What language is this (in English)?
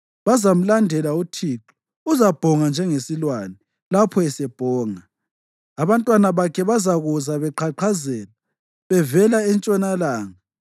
North Ndebele